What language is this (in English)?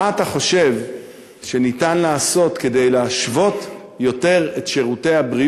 Hebrew